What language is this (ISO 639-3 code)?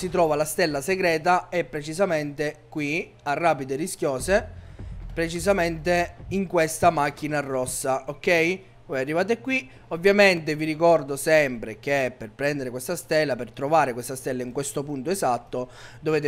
ita